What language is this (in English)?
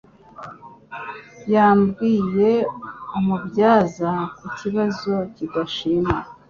Kinyarwanda